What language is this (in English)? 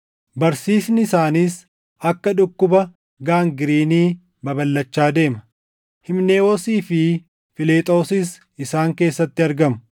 Oromo